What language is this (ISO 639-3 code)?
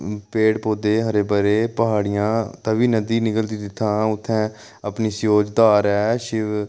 doi